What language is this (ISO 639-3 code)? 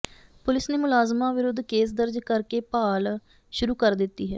pan